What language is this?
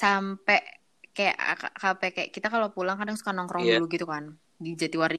Indonesian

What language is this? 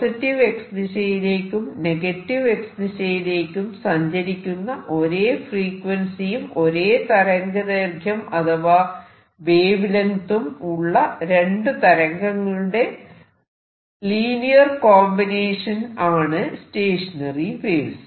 Malayalam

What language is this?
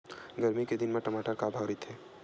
Chhattisgarhi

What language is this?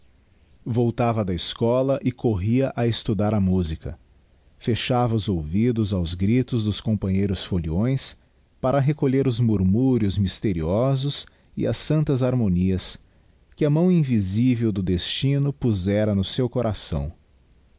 Portuguese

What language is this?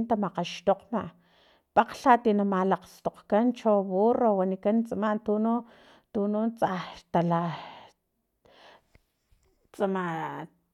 Filomena Mata-Coahuitlán Totonac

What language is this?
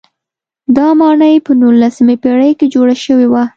Pashto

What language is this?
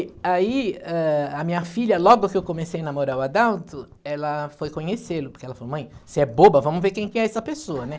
Portuguese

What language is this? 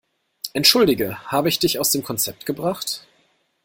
German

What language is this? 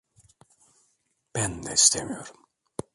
Turkish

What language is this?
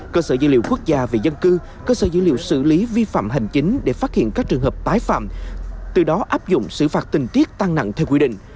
Vietnamese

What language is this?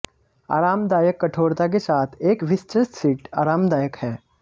Hindi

